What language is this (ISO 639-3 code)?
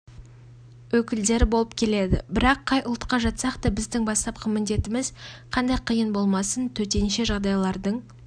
kaz